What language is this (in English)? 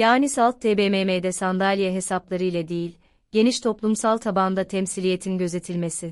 Turkish